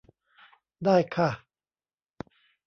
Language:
Thai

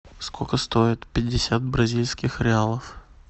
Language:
Russian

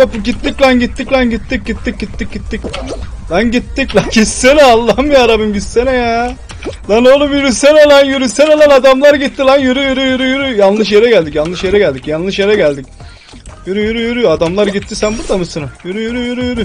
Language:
Turkish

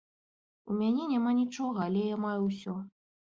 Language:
Belarusian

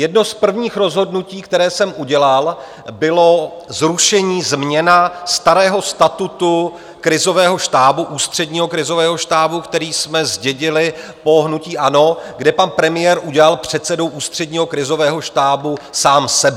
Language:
Czech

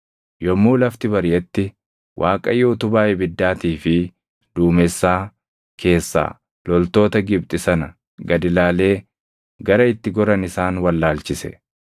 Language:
Oromo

